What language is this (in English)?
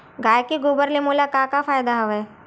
Chhattisgarhi